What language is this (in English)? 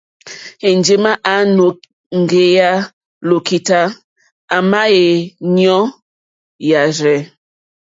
Mokpwe